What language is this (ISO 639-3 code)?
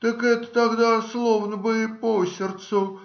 rus